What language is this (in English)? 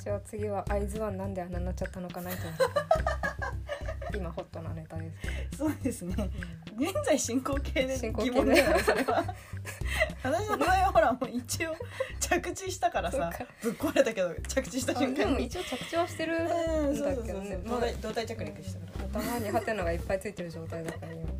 Japanese